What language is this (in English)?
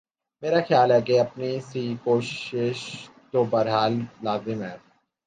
Urdu